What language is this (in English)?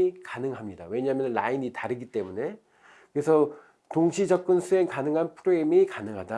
Korean